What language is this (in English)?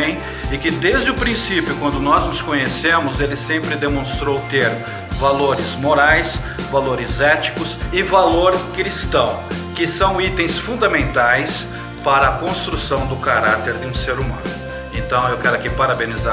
Portuguese